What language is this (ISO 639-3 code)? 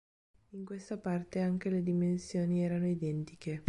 ita